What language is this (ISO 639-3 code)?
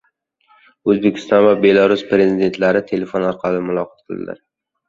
uzb